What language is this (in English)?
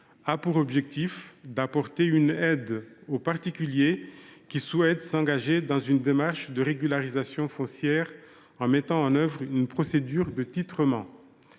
French